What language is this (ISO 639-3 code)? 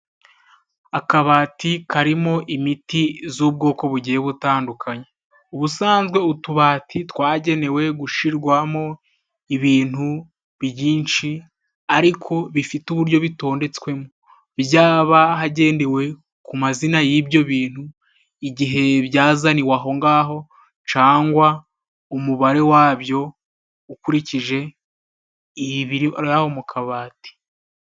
kin